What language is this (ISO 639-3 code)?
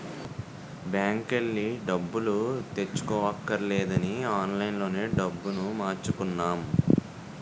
tel